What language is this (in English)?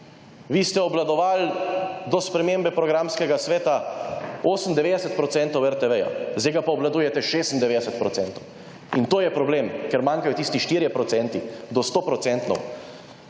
Slovenian